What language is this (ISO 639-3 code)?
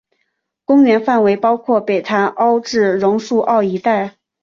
zho